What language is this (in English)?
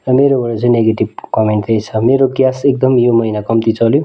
Nepali